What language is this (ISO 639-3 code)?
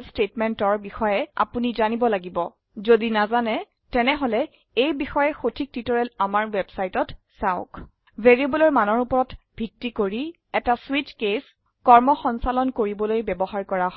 asm